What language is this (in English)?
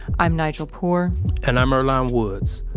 English